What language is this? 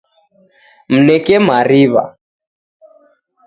Taita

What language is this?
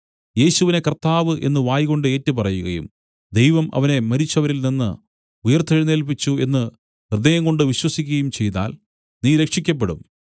Malayalam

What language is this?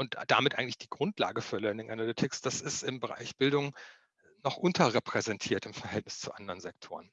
German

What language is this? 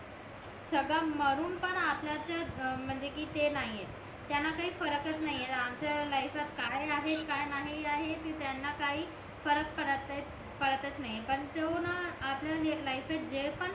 Marathi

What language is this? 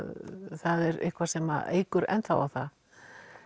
Icelandic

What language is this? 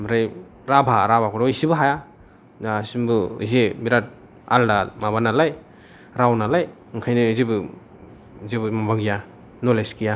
Bodo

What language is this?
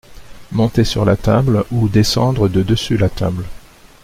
French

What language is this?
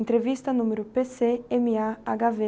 Portuguese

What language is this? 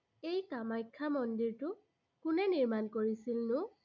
Assamese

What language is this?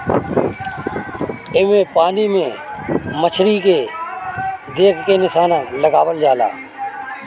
Bhojpuri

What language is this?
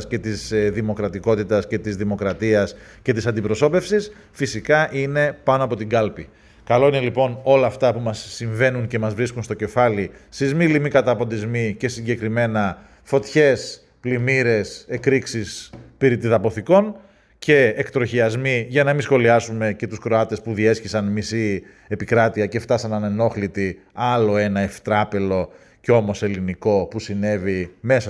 Greek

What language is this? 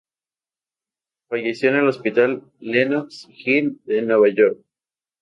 Spanish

